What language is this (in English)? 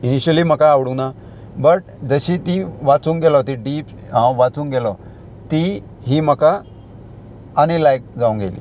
Konkani